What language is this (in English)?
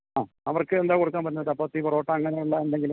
Malayalam